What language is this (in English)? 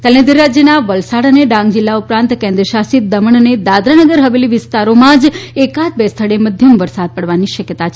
Gujarati